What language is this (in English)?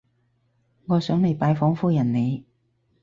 Cantonese